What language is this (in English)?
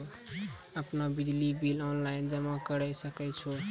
Maithili